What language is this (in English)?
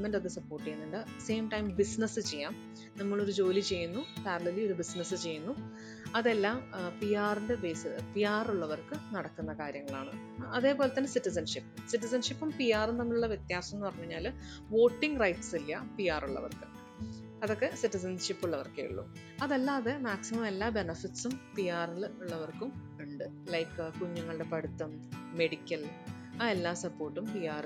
Malayalam